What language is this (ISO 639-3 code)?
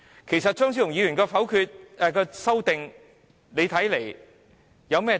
yue